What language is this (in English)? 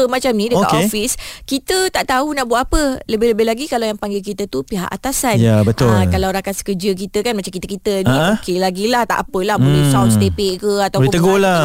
Malay